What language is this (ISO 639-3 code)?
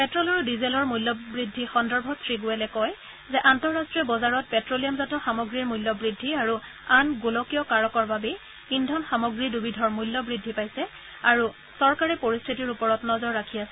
asm